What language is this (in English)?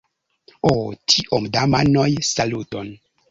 Esperanto